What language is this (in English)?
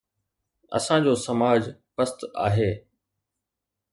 Sindhi